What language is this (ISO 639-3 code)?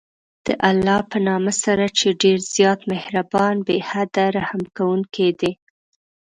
pus